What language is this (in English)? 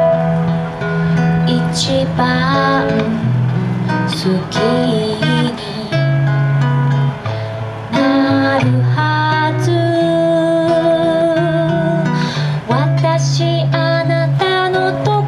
Korean